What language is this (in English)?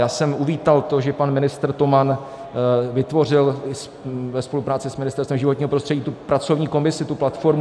Czech